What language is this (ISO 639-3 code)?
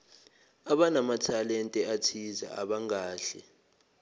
zul